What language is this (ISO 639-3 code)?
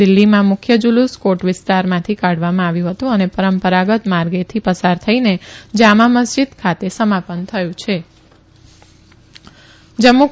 guj